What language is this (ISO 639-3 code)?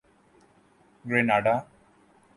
urd